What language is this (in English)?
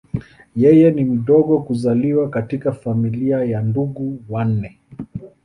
Swahili